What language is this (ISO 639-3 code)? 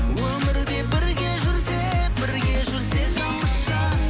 kaz